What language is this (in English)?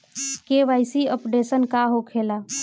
Bhojpuri